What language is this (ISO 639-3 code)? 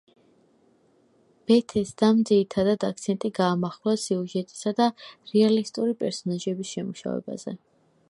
kat